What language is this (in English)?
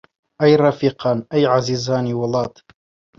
Central Kurdish